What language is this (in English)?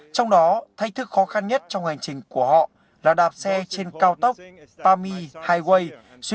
Vietnamese